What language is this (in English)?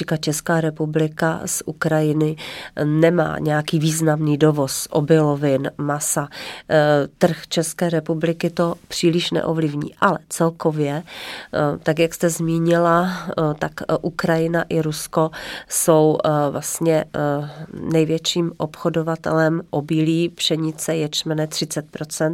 Czech